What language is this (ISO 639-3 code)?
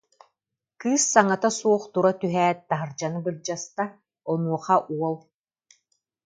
sah